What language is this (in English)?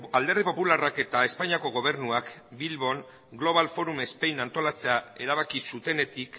Basque